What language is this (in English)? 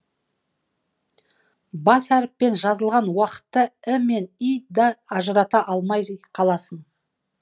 Kazakh